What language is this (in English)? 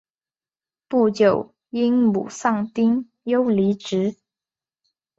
Chinese